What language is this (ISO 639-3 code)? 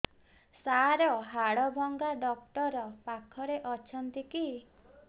ori